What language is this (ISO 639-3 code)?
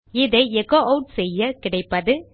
tam